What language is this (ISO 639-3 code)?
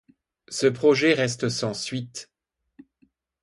fra